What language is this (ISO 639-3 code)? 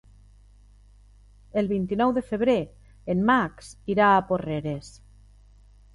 cat